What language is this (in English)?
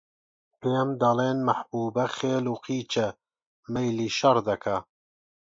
Central Kurdish